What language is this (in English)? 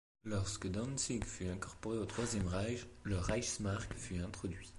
French